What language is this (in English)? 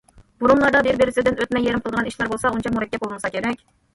Uyghur